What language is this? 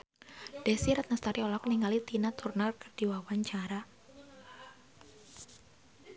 Sundanese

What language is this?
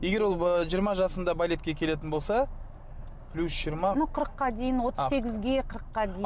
Kazakh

